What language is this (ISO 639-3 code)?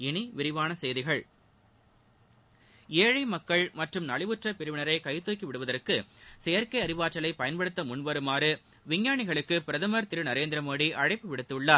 tam